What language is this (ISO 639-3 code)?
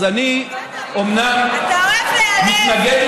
heb